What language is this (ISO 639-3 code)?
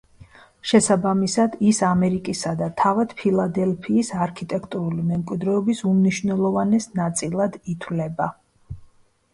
kat